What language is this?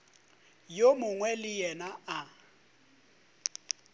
Northern Sotho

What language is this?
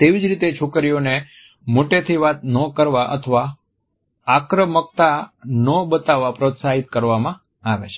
Gujarati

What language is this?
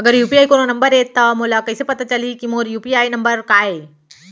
Chhattisgarhi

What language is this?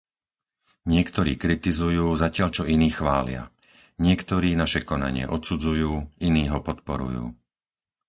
Slovak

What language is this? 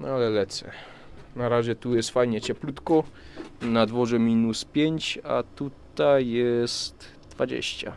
Polish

